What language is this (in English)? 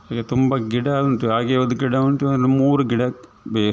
Kannada